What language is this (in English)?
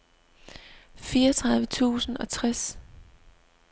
Danish